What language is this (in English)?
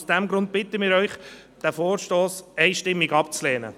Swiss German